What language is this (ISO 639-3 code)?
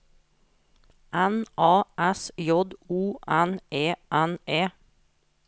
nor